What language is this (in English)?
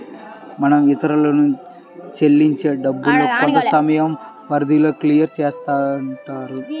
Telugu